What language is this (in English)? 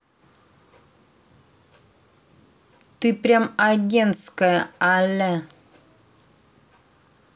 Russian